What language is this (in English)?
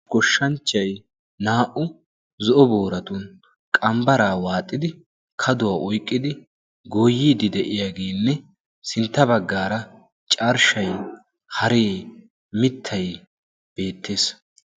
Wolaytta